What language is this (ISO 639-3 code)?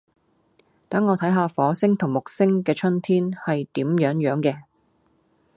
yue